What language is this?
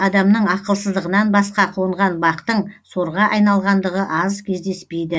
Kazakh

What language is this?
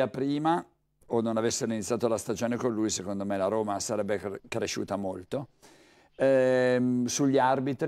Italian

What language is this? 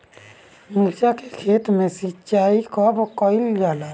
Bhojpuri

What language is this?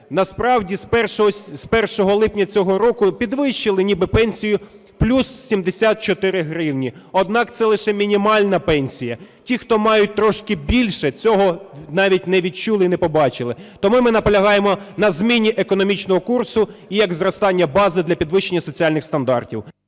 Ukrainian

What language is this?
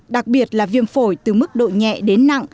Vietnamese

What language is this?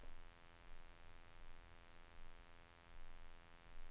Swedish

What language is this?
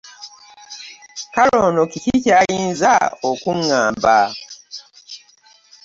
Ganda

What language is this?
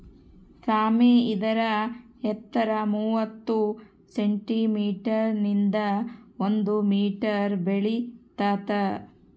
Kannada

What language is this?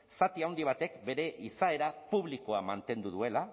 Basque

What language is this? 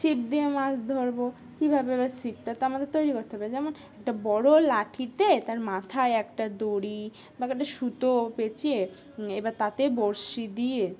Bangla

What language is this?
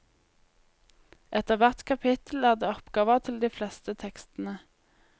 Norwegian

